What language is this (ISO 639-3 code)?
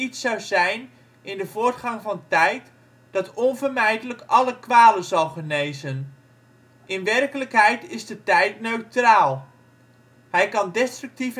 nld